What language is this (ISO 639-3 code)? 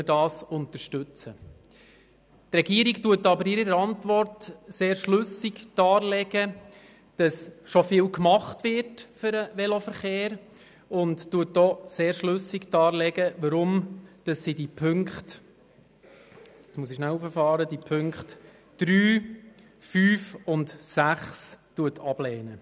gsw